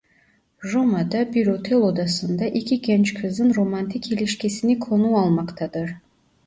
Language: Turkish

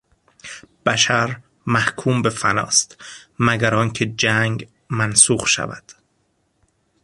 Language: Persian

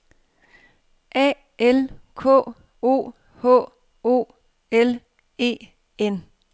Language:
Danish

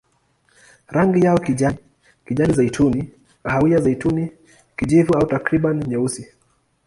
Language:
Swahili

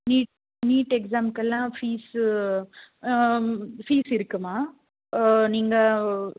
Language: Tamil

